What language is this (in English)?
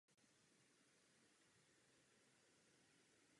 Czech